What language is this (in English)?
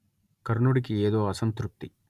Telugu